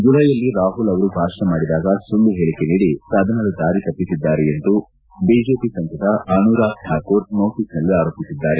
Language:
Kannada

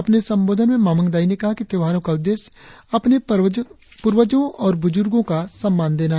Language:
Hindi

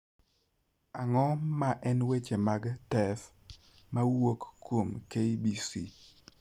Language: Luo (Kenya and Tanzania)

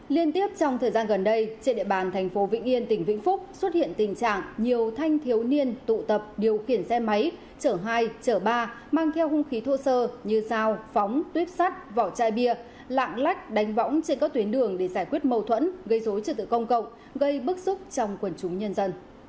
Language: Vietnamese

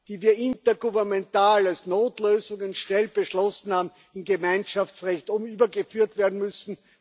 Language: German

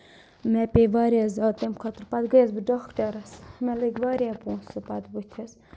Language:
Kashmiri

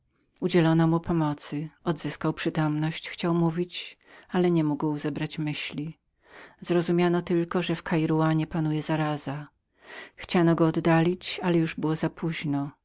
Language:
Polish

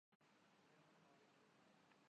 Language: Urdu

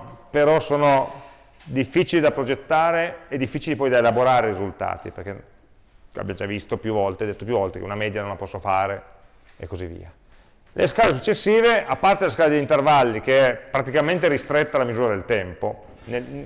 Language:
Italian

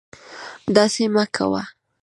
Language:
Pashto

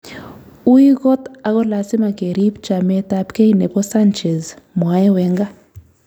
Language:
Kalenjin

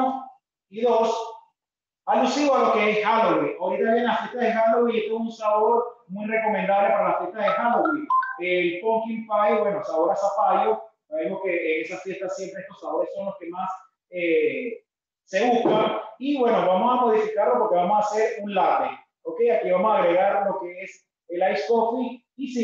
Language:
Spanish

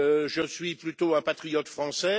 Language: French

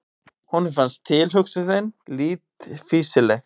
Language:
Icelandic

